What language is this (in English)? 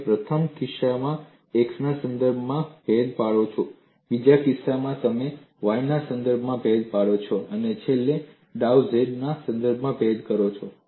Gujarati